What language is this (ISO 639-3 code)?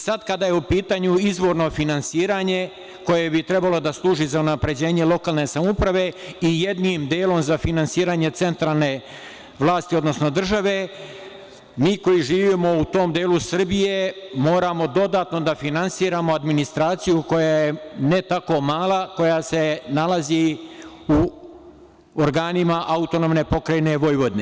srp